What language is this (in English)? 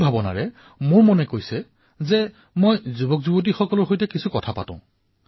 Assamese